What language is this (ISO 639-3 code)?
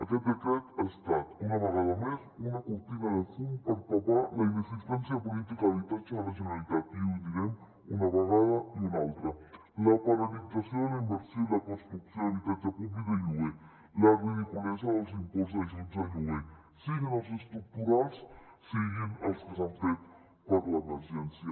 cat